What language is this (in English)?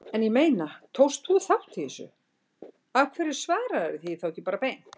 Icelandic